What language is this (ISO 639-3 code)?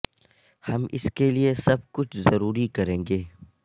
urd